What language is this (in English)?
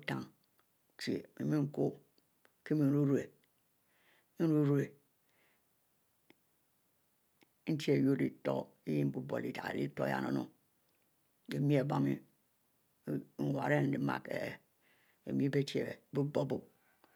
Mbe